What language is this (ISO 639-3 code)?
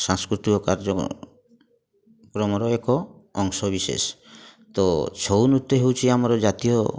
ori